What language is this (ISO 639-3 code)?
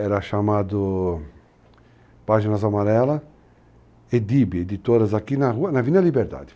por